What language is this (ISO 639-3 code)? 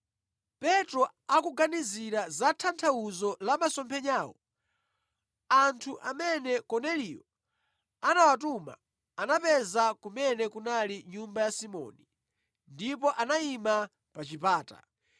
nya